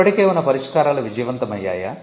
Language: Telugu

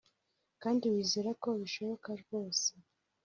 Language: Kinyarwanda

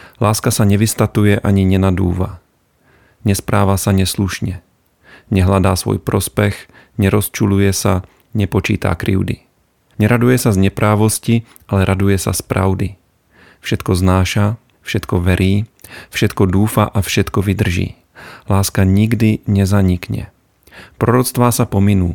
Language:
Slovak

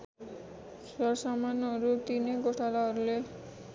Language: Nepali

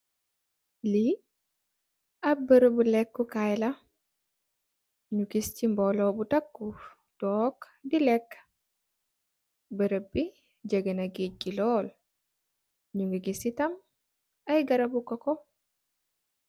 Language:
Wolof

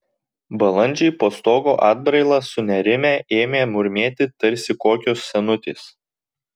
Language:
Lithuanian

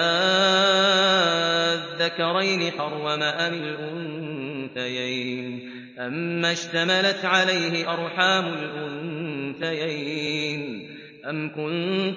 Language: Arabic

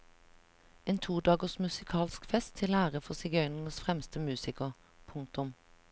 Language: Norwegian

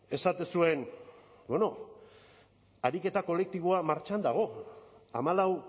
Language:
Basque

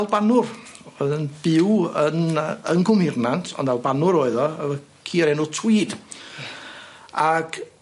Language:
Welsh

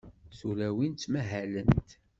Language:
Kabyle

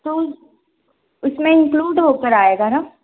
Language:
Hindi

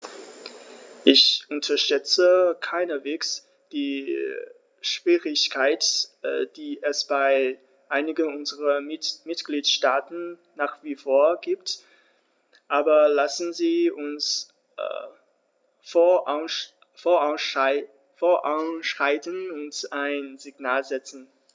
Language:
German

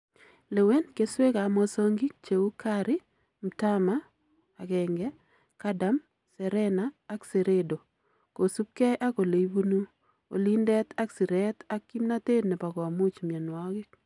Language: Kalenjin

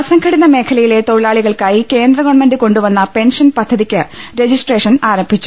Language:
Malayalam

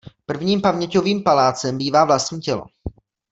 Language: Czech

